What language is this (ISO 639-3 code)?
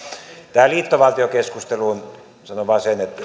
fin